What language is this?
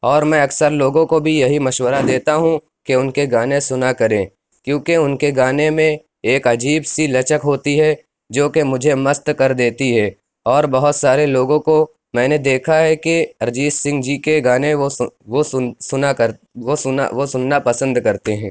Urdu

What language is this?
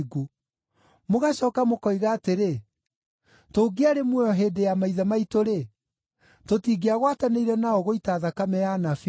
Kikuyu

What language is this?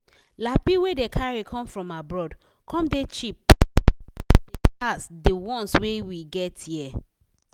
Nigerian Pidgin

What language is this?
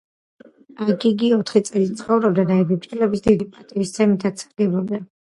Georgian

